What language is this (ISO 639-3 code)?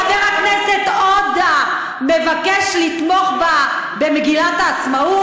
heb